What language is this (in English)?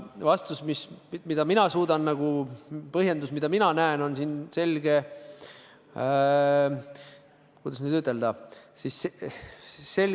Estonian